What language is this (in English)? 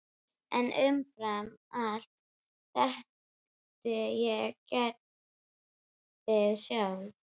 Icelandic